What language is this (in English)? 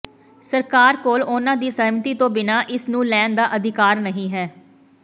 Punjabi